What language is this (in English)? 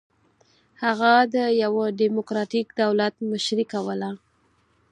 Pashto